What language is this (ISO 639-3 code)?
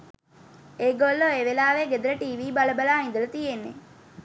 sin